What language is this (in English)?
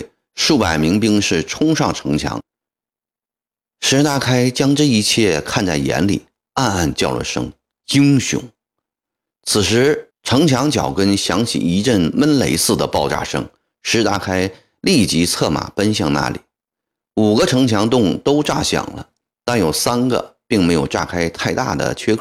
Chinese